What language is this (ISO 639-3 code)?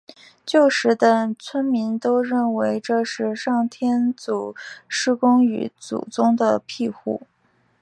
zho